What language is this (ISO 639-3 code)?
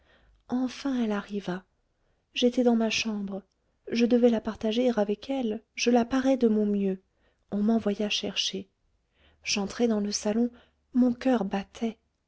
fra